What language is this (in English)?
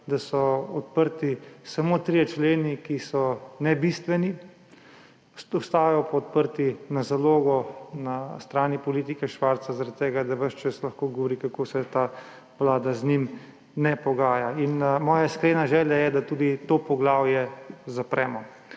Slovenian